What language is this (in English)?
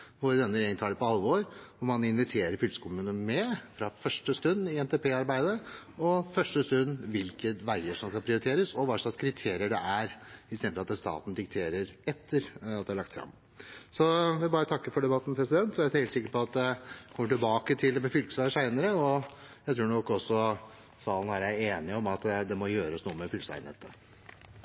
Norwegian Bokmål